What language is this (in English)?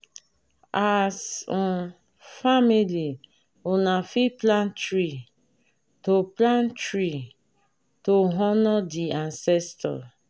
Nigerian Pidgin